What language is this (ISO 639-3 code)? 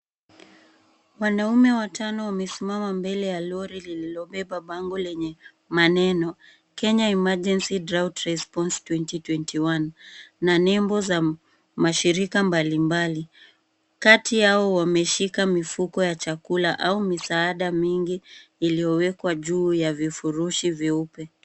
swa